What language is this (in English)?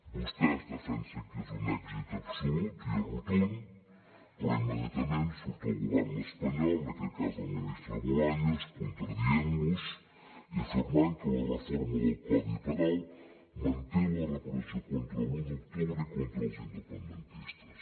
Catalan